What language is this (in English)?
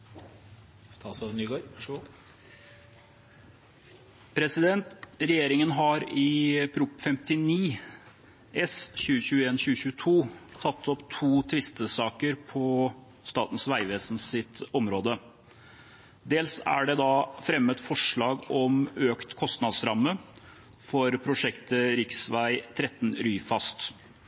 Norwegian